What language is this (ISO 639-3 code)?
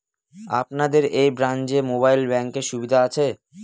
ben